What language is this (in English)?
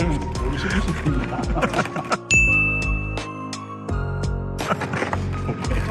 Korean